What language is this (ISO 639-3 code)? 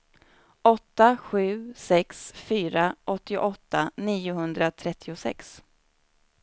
swe